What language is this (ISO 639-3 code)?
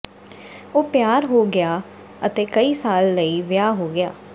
pan